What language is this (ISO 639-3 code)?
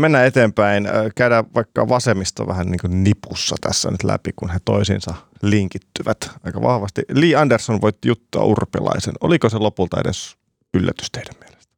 fin